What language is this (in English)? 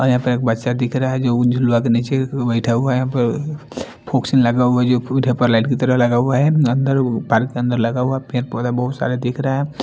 Hindi